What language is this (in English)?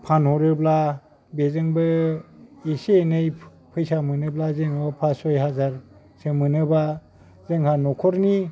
Bodo